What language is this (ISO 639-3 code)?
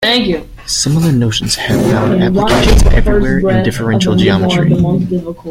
eng